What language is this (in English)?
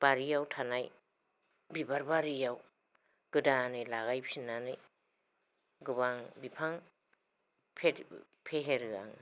Bodo